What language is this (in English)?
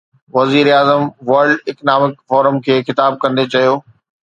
Sindhi